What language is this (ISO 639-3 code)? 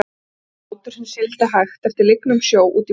isl